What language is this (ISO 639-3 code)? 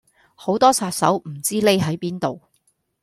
yue